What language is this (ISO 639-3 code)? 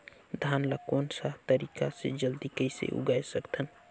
hne